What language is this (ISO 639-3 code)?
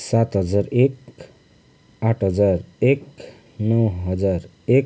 nep